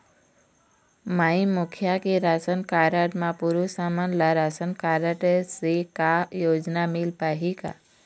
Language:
Chhattisgarhi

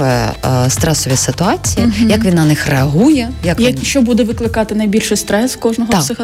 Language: Ukrainian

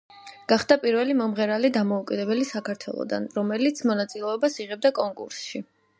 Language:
Georgian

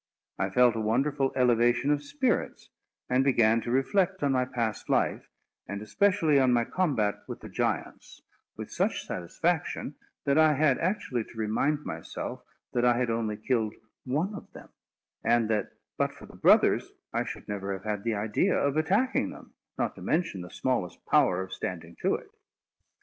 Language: English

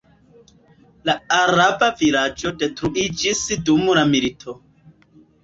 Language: Esperanto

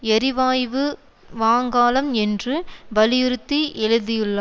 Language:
Tamil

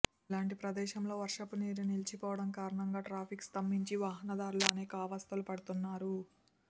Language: Telugu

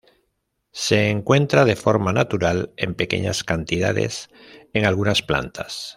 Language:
Spanish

